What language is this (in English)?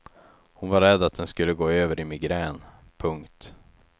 Swedish